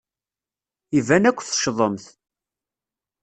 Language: Kabyle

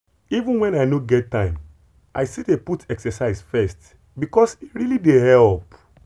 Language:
Nigerian Pidgin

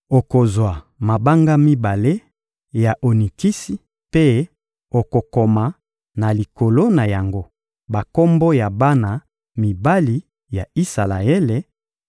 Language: Lingala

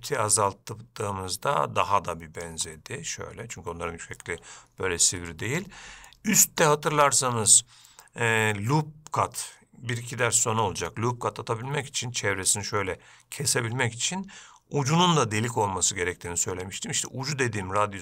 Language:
Turkish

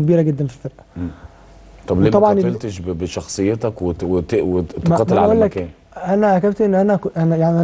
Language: Arabic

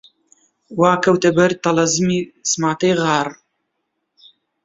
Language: Central Kurdish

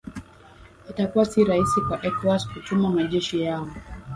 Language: Swahili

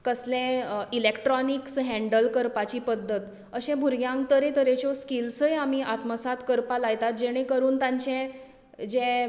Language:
Konkani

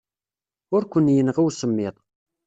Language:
Kabyle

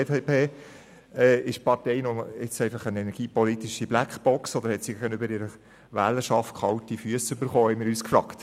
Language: Swiss German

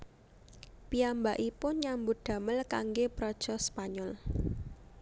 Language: Javanese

